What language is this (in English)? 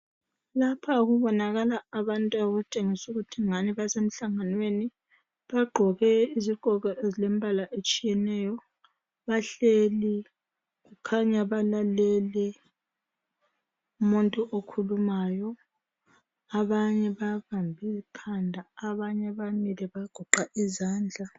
North Ndebele